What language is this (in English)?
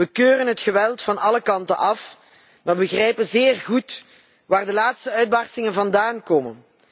Dutch